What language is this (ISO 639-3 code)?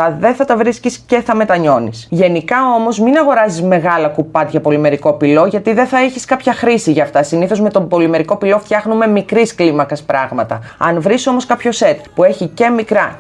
ell